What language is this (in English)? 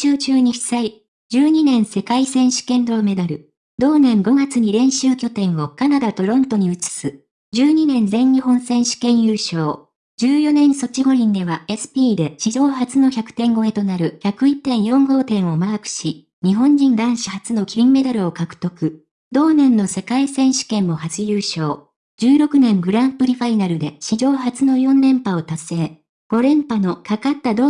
Japanese